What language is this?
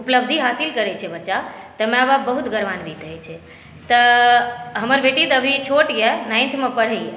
Maithili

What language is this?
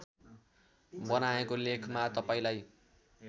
Nepali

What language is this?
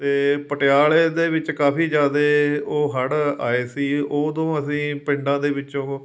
Punjabi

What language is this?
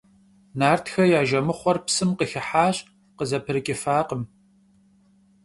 Kabardian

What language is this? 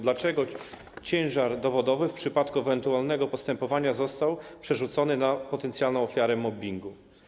Polish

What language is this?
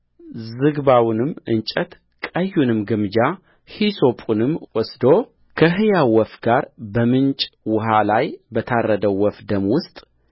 Amharic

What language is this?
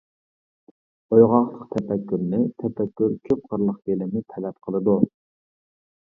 Uyghur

